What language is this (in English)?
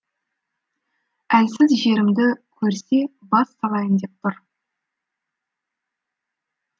Kazakh